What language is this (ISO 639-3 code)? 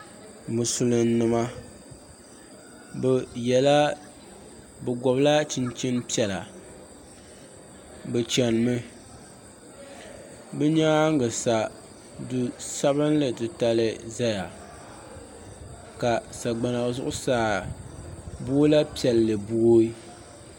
dag